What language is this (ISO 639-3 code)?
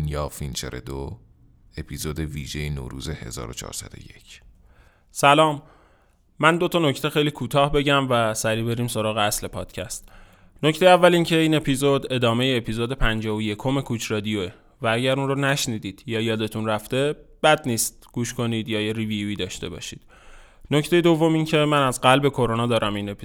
fas